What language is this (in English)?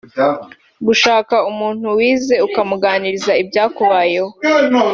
Kinyarwanda